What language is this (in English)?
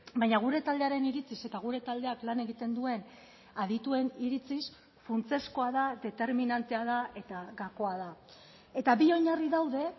Basque